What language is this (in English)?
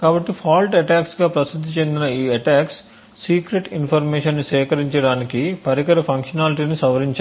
Telugu